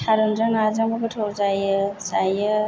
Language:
Bodo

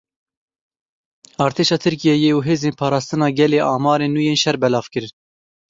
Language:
Kurdish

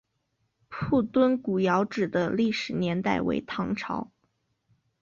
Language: Chinese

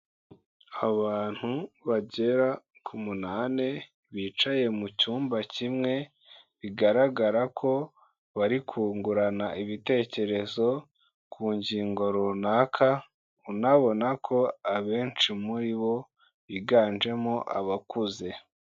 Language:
Kinyarwanda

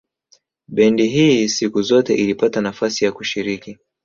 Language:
Swahili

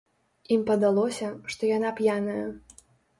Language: Belarusian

